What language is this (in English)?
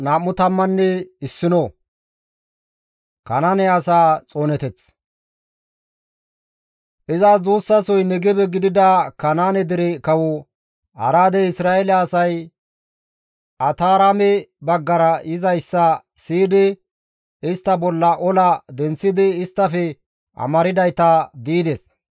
Gamo